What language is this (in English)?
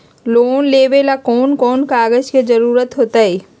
Magahi